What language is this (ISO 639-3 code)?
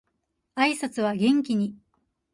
jpn